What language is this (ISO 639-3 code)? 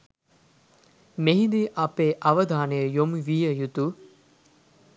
sin